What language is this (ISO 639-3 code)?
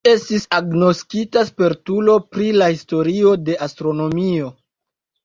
epo